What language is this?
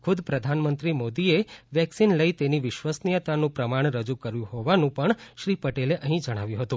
Gujarati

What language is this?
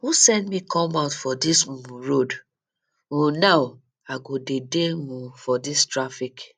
Nigerian Pidgin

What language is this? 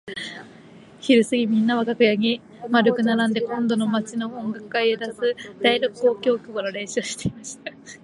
Japanese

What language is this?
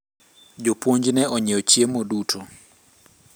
Luo (Kenya and Tanzania)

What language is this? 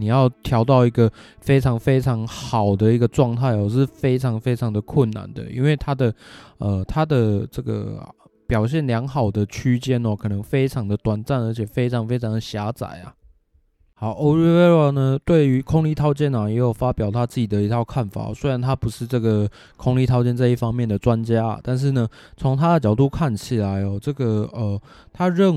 Chinese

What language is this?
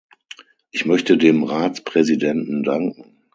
German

